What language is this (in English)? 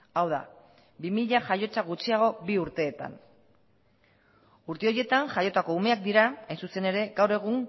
Basque